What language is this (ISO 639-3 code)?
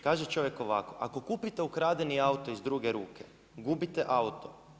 hrv